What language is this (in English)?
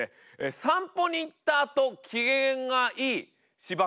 Japanese